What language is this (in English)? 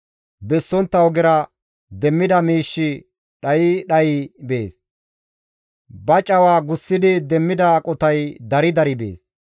Gamo